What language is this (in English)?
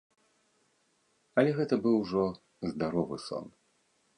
Belarusian